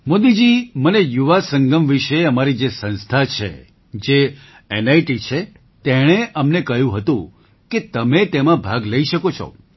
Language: Gujarati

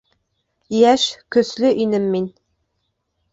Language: Bashkir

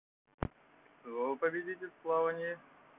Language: Russian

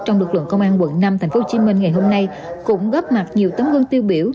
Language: Vietnamese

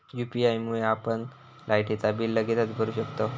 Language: Marathi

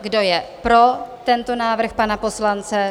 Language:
Czech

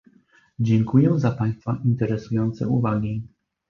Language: Polish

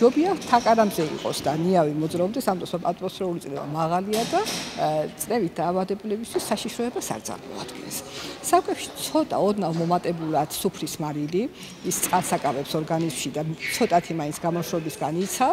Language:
Romanian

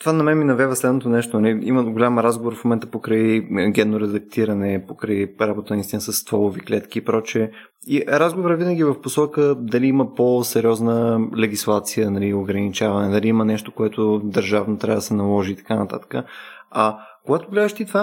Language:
Bulgarian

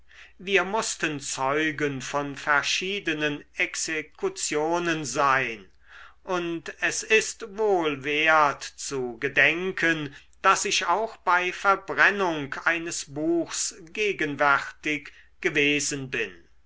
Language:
German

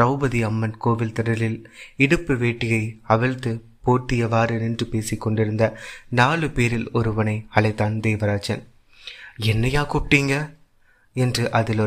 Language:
Tamil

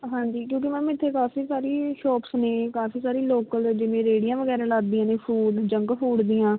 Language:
Punjabi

